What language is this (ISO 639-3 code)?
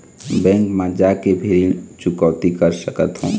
hne